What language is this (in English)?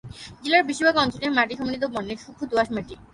Bangla